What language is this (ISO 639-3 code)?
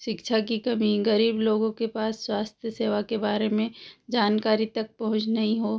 hin